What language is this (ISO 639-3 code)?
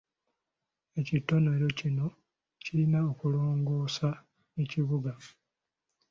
lug